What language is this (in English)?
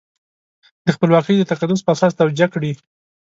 Pashto